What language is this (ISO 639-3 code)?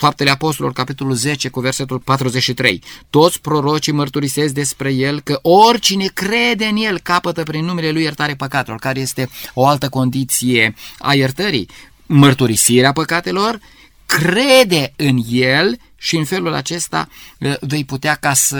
ron